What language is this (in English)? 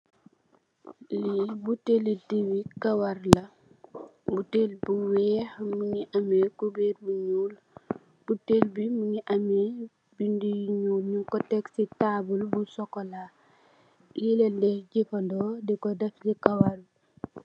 Wolof